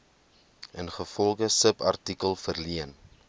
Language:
Afrikaans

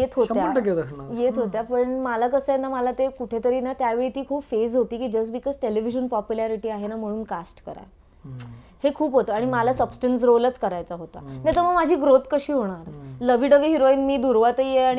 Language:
Marathi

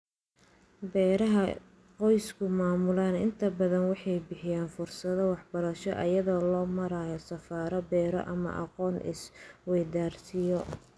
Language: Somali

